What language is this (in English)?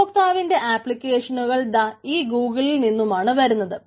Malayalam